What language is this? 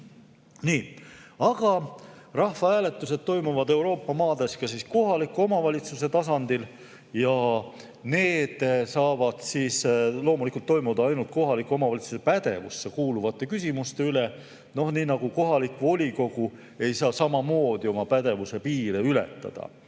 Estonian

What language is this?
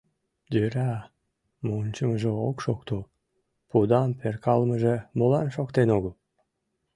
Mari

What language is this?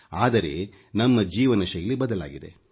Kannada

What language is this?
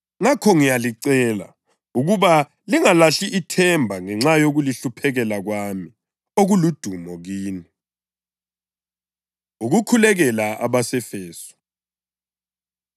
North Ndebele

